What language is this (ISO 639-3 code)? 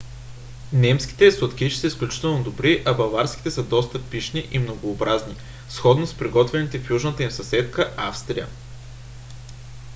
bul